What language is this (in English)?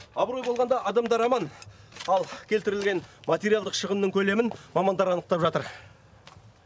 Kazakh